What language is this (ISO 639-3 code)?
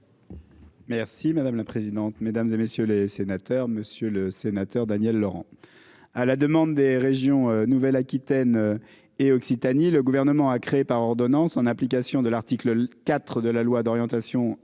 fra